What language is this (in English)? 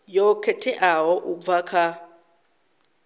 Venda